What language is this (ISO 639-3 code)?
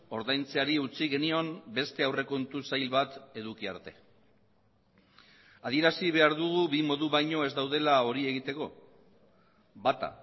eus